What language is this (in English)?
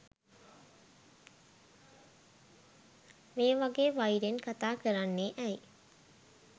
Sinhala